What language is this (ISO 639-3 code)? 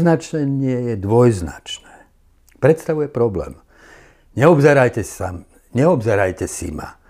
slk